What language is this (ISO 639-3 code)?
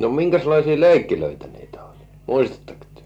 fin